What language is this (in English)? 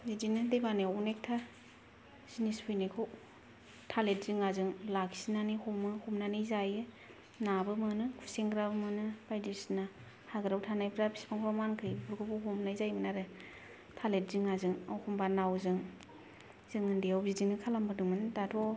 Bodo